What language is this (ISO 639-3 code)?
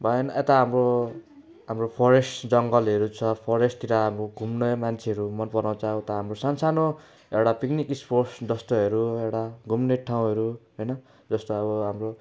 nep